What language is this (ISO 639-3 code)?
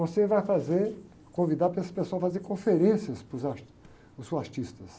por